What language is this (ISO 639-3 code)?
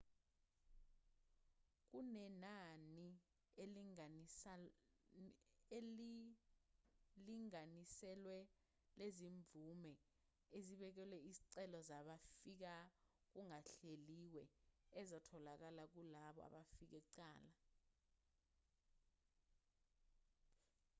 zul